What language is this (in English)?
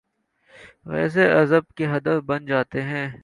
Urdu